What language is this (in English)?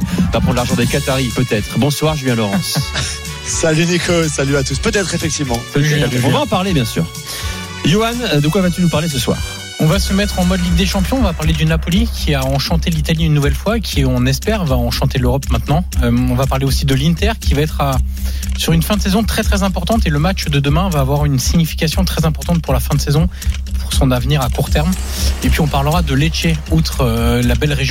French